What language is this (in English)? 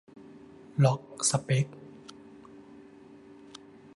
Thai